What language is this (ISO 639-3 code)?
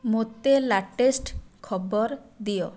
ori